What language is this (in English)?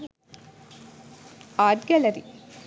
Sinhala